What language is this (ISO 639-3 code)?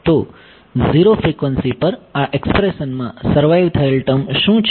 guj